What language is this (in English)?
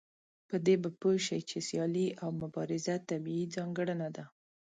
Pashto